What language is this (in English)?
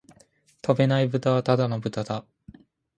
Japanese